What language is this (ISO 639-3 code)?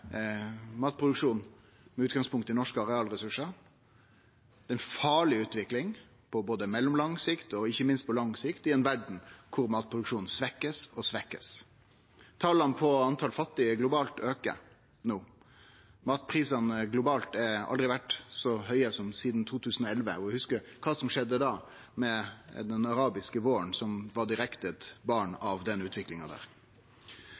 nno